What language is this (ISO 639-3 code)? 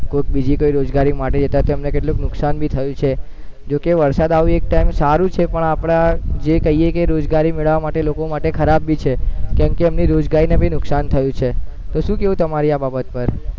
guj